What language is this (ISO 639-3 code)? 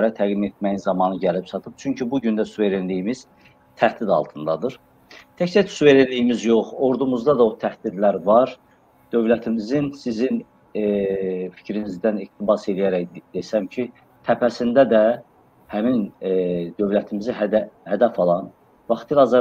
tur